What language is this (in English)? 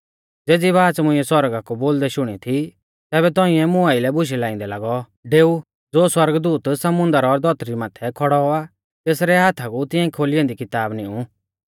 Mahasu Pahari